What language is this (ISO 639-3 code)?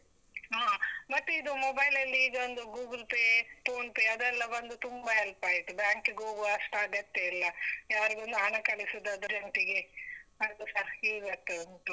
kan